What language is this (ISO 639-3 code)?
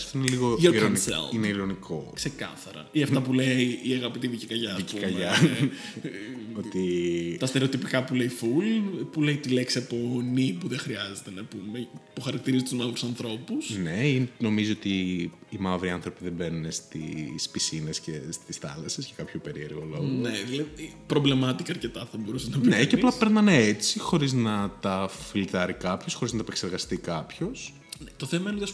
ell